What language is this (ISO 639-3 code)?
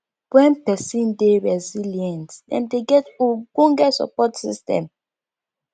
pcm